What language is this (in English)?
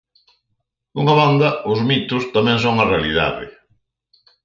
Galician